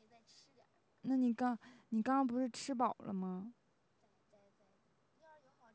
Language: Chinese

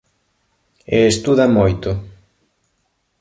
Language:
Galician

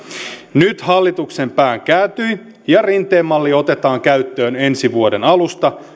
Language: Finnish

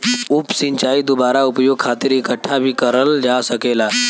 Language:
Bhojpuri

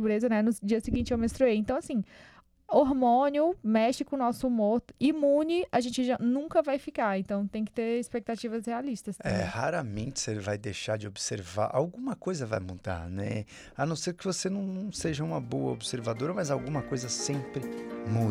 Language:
Portuguese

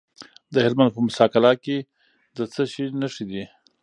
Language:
Pashto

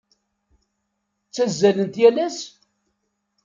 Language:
Kabyle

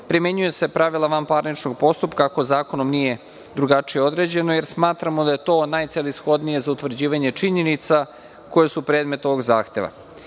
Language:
Serbian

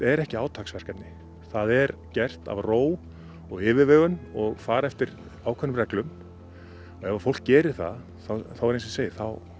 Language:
Icelandic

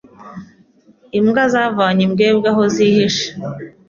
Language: Kinyarwanda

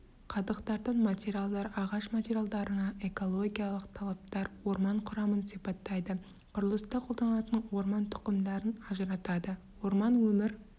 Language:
Kazakh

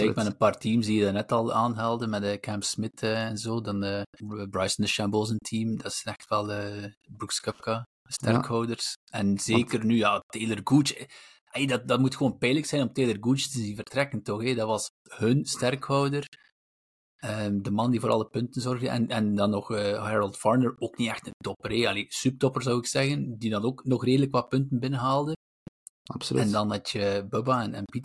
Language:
Dutch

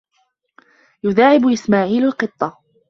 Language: Arabic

